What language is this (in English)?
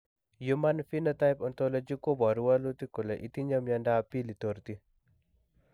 Kalenjin